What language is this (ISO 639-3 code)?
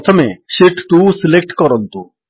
ori